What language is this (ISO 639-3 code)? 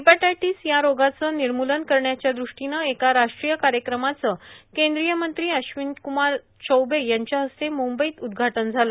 mar